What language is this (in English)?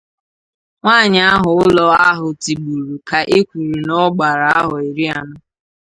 Igbo